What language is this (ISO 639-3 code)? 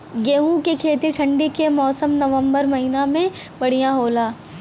bho